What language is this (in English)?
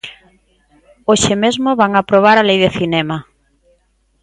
Galician